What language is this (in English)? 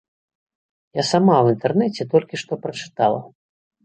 Belarusian